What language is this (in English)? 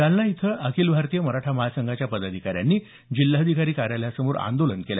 Marathi